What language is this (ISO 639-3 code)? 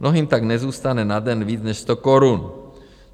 ces